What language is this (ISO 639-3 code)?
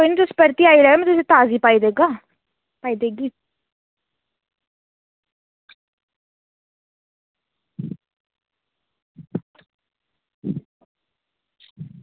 doi